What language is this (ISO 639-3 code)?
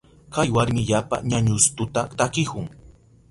qup